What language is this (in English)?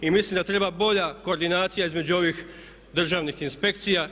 Croatian